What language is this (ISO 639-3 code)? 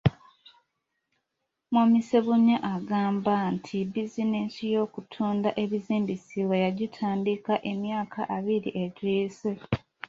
lug